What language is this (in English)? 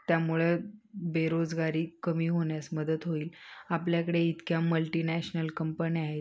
Marathi